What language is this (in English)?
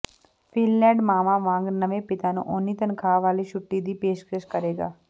Punjabi